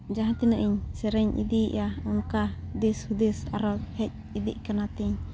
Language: Santali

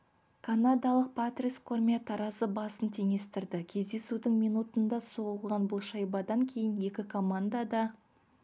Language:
Kazakh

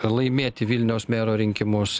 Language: Lithuanian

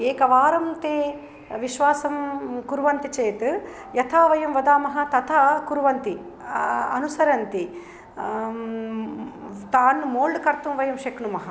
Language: Sanskrit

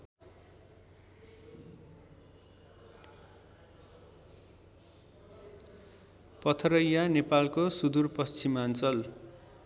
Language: Nepali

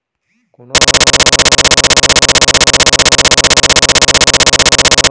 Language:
Chhattisgarhi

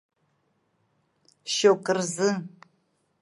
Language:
Abkhazian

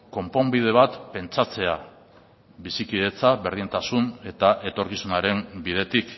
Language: Basque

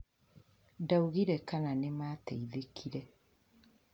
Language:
Kikuyu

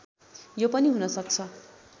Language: Nepali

